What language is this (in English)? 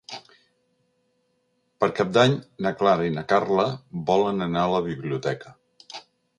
Catalan